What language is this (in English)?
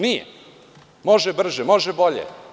Serbian